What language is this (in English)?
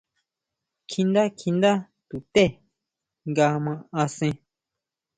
Huautla Mazatec